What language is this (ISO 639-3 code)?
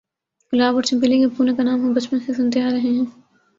urd